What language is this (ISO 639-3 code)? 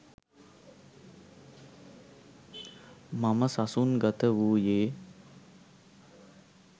sin